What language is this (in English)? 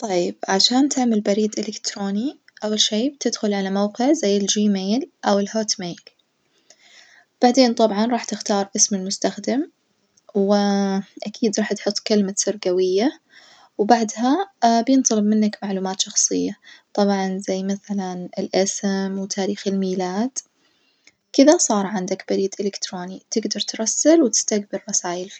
Najdi Arabic